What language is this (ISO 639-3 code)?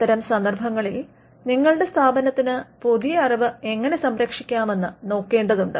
mal